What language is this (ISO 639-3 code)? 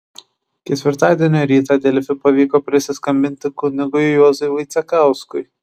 lit